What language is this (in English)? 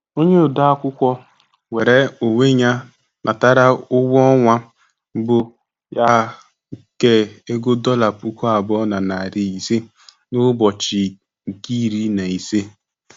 Igbo